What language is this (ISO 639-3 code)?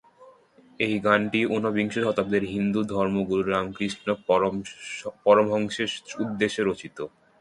ben